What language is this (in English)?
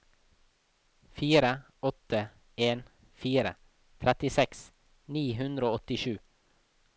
Norwegian